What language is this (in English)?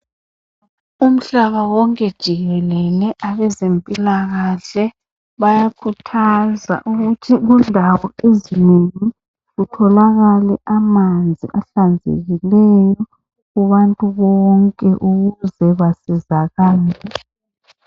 North Ndebele